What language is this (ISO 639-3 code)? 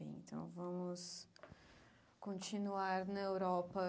por